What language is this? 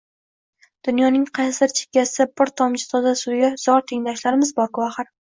Uzbek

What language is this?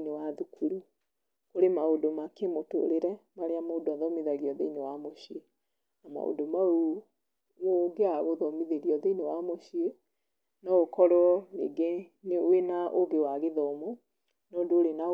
Kikuyu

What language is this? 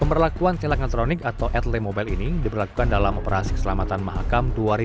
Indonesian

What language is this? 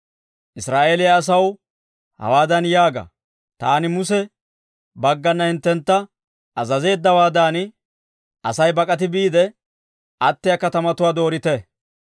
Dawro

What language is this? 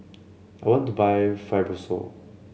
English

